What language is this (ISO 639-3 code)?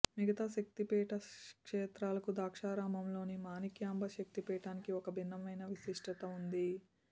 tel